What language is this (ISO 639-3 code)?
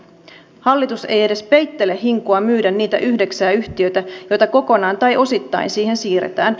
fin